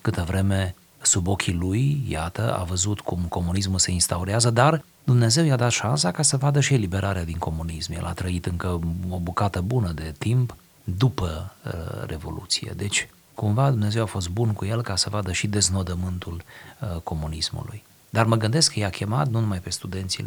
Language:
Romanian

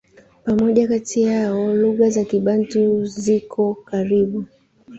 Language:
Swahili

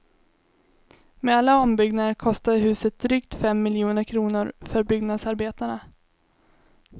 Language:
Swedish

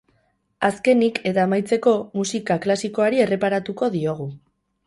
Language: Basque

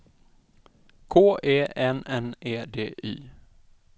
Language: Swedish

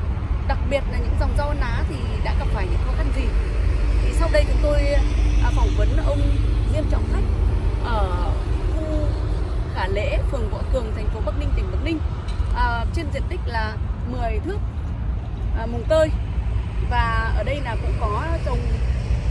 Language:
Vietnamese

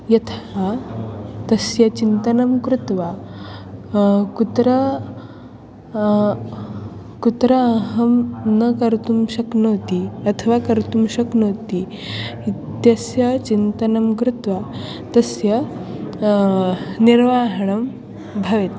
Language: Sanskrit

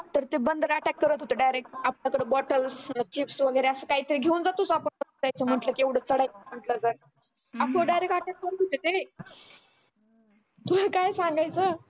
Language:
Marathi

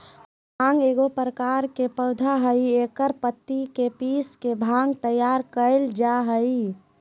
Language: Magahi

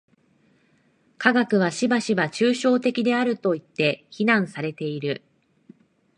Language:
Japanese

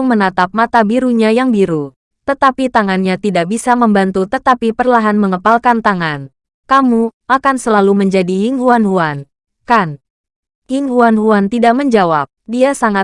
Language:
Indonesian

